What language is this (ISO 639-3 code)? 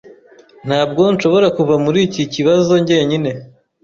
kin